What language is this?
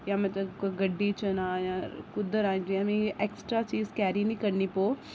Dogri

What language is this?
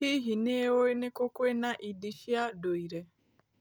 Kikuyu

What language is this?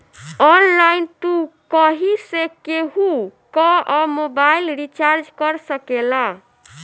Bhojpuri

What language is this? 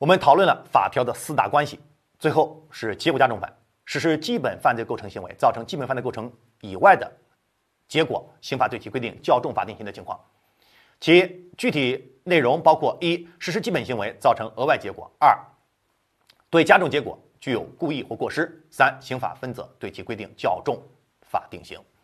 Chinese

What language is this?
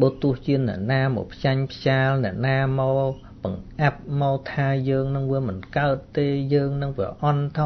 Vietnamese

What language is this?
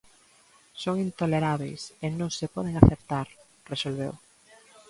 Galician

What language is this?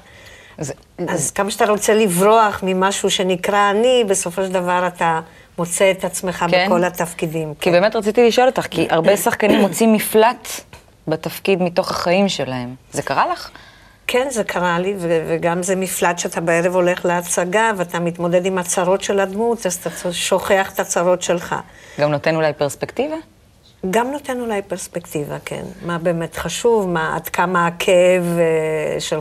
Hebrew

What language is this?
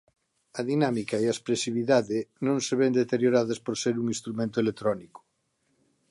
Galician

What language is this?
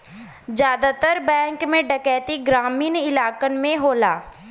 Bhojpuri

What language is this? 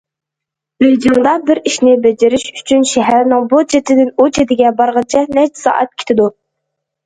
Uyghur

